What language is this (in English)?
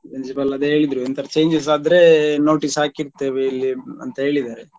Kannada